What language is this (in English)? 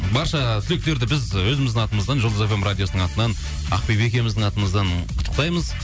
Kazakh